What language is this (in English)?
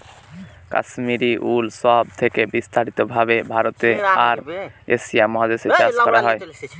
Bangla